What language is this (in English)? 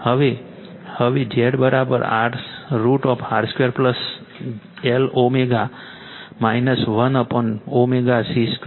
Gujarati